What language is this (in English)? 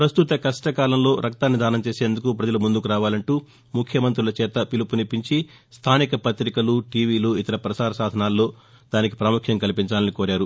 Telugu